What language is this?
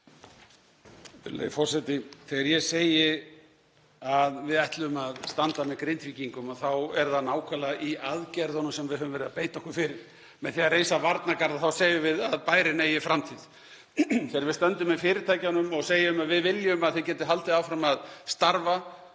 Icelandic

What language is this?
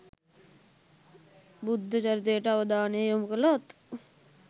Sinhala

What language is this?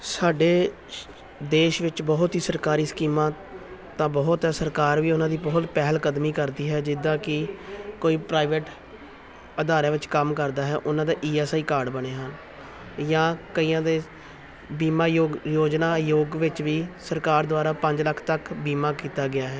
Punjabi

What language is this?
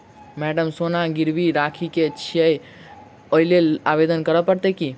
Maithili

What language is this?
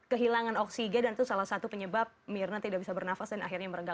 Indonesian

